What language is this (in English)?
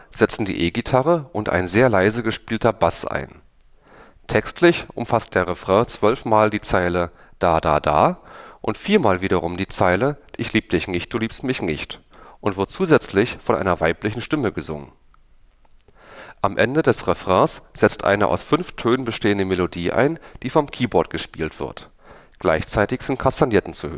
German